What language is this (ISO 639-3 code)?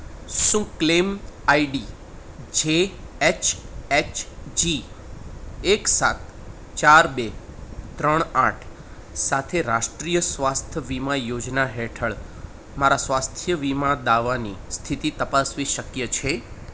guj